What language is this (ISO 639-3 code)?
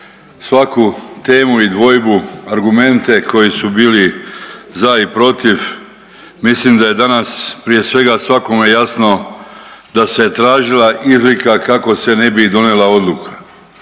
hrv